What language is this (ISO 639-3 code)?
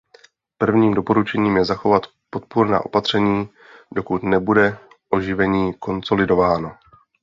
ces